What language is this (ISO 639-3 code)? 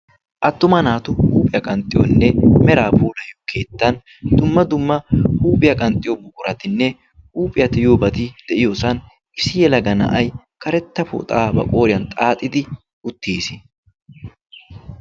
wal